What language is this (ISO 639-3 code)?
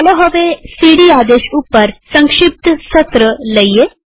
guj